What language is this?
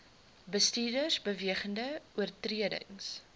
Afrikaans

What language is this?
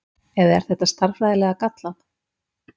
Icelandic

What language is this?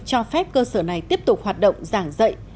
Vietnamese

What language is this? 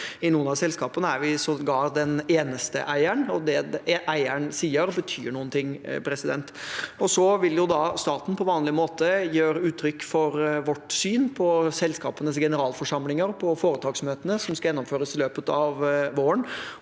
Norwegian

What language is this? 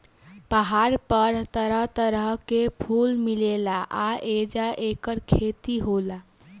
Bhojpuri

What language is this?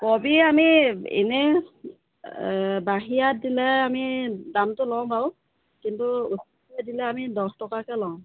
Assamese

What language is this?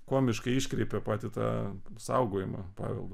Lithuanian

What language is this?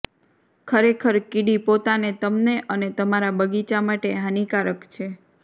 Gujarati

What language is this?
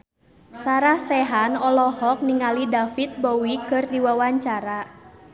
Sundanese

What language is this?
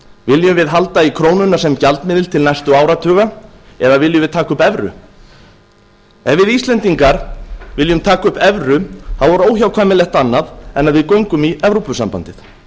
Icelandic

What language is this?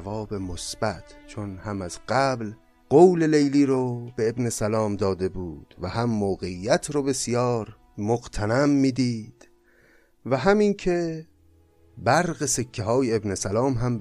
Persian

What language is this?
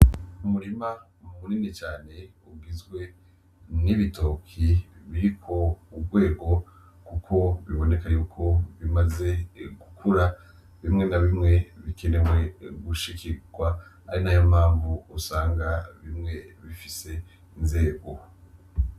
Rundi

